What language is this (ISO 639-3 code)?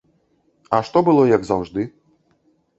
bel